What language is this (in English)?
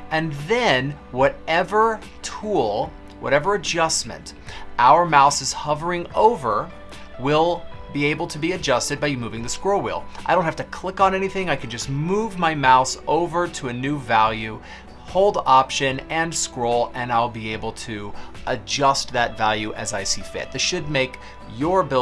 English